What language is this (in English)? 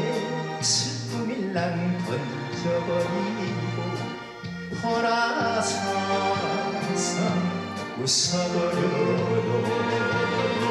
Korean